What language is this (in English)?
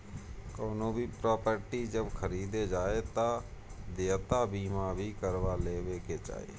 Bhojpuri